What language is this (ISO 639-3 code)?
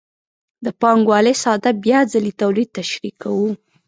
pus